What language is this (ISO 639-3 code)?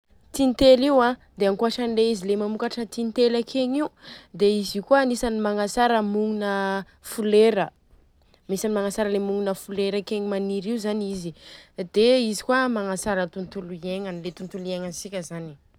bzc